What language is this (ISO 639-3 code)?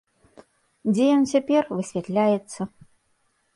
bel